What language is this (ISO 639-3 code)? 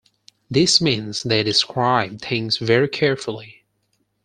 eng